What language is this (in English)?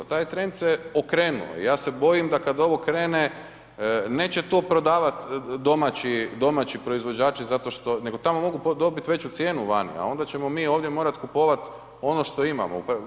Croatian